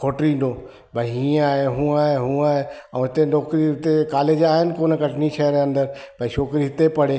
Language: Sindhi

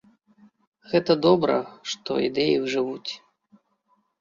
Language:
Belarusian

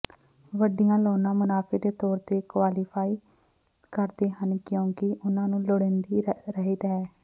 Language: Punjabi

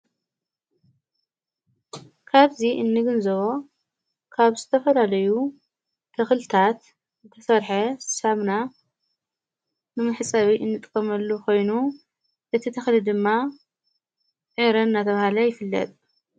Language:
Tigrinya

